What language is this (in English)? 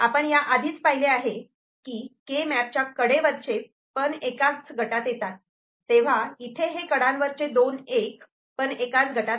Marathi